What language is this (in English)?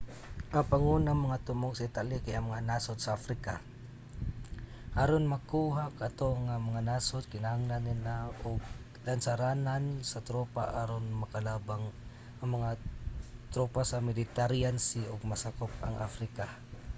Cebuano